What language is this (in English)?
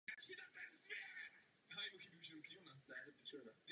Czech